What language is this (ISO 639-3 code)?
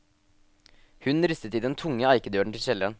nor